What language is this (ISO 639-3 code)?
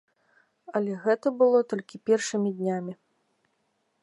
bel